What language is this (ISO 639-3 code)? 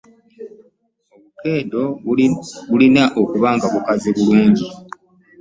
lug